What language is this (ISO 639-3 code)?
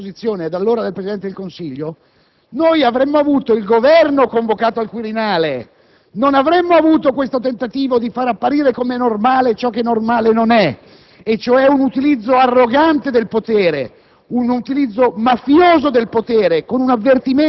ita